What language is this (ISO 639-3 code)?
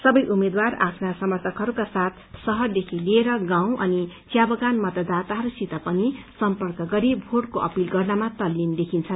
nep